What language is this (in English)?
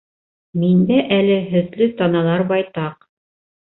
Bashkir